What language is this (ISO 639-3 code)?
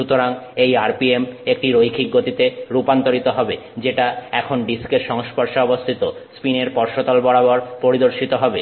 ben